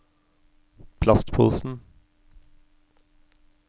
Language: Norwegian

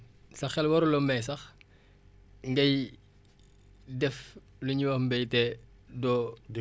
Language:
Wolof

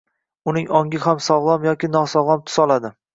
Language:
Uzbek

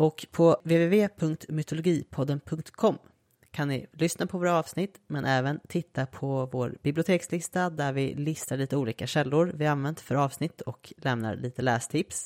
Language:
Swedish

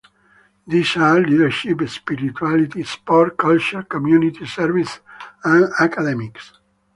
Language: English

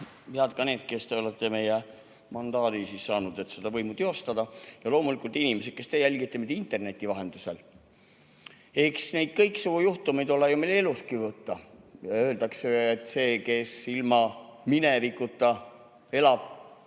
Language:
Estonian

